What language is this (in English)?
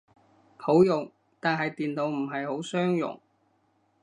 Cantonese